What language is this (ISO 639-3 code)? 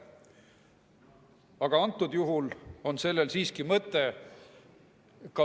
est